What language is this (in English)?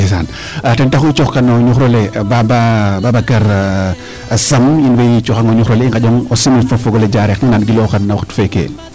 Serer